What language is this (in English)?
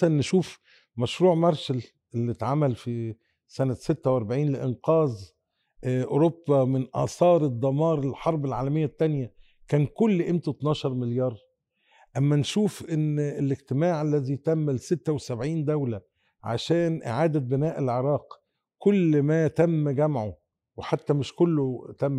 Arabic